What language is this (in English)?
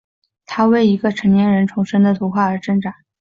Chinese